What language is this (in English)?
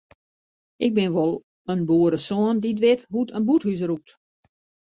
Western Frisian